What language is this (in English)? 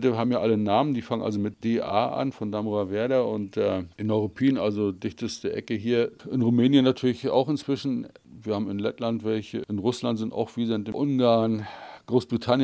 German